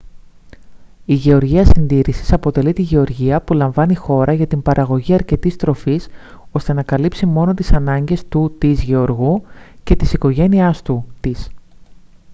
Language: Greek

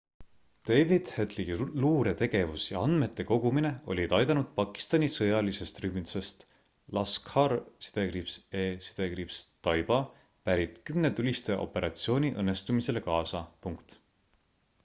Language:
Estonian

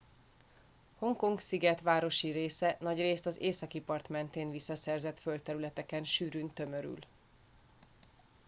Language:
Hungarian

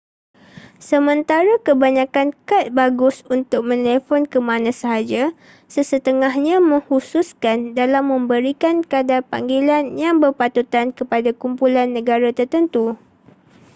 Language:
Malay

